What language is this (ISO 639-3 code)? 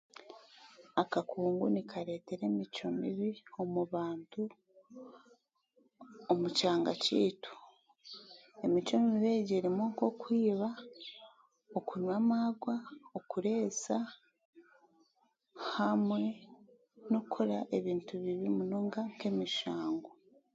cgg